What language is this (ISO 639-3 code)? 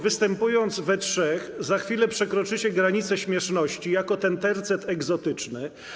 pol